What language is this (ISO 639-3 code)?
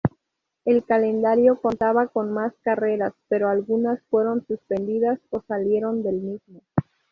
spa